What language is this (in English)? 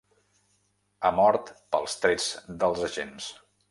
Catalan